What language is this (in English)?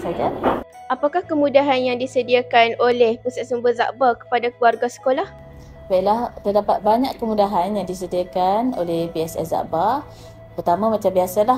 Malay